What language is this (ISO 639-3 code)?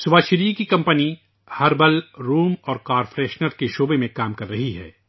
urd